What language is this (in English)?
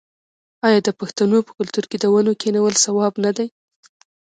Pashto